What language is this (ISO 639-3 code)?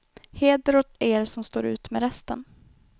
swe